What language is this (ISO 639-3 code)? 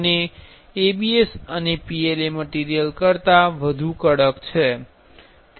guj